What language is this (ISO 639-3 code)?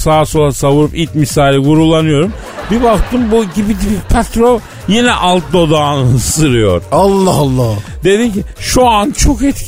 tur